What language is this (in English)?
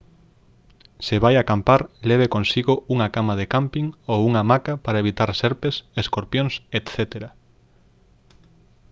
Galician